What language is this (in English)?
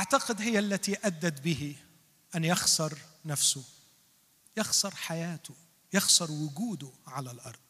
Arabic